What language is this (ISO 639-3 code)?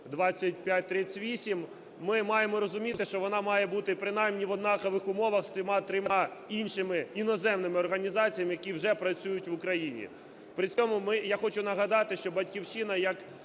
ukr